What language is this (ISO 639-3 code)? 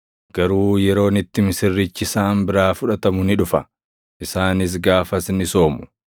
orm